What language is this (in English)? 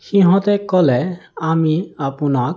Assamese